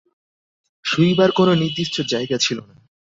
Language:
Bangla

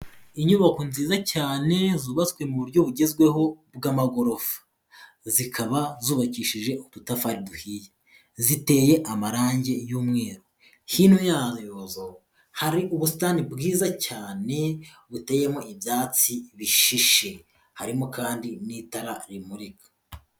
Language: Kinyarwanda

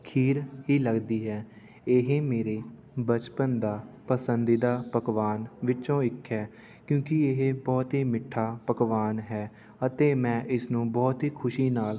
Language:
Punjabi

